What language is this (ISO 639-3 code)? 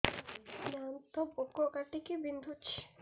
ori